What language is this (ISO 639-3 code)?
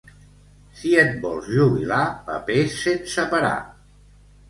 cat